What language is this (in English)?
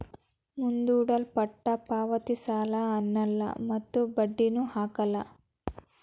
Kannada